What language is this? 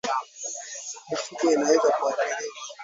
Swahili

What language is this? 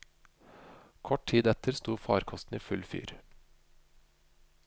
Norwegian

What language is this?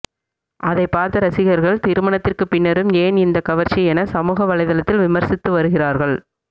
Tamil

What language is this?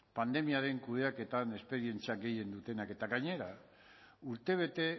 Basque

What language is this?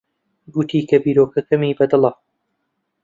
Central Kurdish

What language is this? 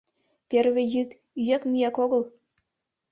Mari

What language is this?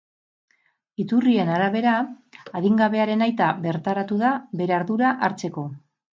Basque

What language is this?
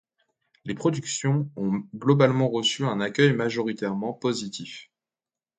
French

